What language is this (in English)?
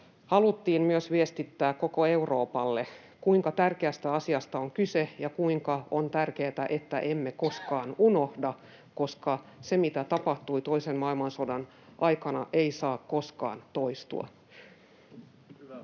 Finnish